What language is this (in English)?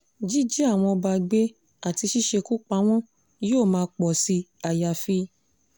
Yoruba